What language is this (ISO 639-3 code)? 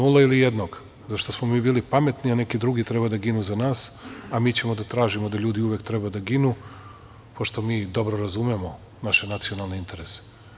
srp